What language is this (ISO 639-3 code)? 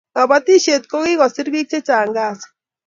kln